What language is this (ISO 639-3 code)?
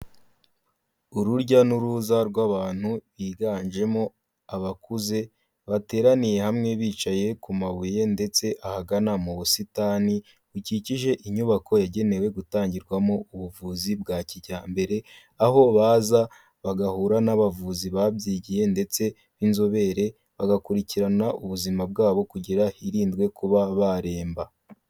kin